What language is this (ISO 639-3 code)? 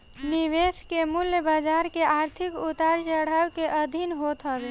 bho